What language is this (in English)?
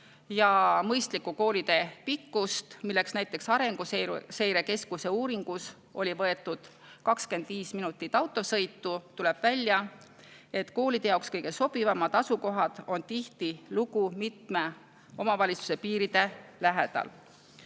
Estonian